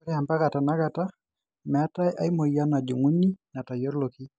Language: Masai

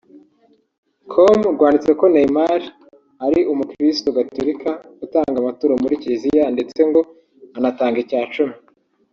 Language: Kinyarwanda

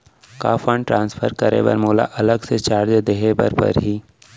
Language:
Chhattisgarhi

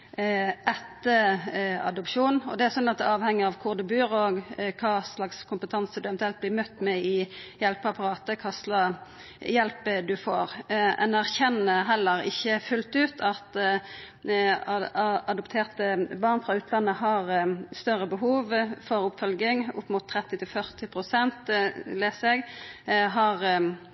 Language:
Norwegian Nynorsk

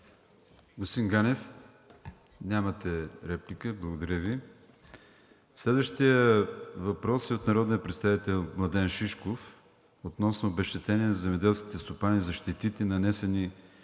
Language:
Bulgarian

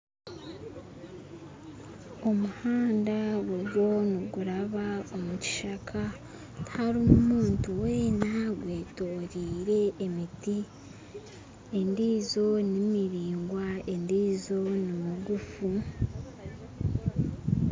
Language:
Nyankole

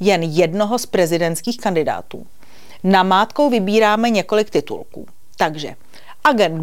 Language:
Czech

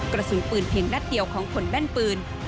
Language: Thai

